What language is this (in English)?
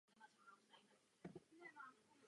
Czech